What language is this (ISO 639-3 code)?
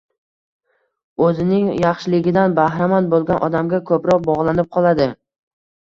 uzb